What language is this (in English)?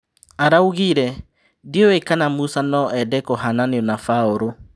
Kikuyu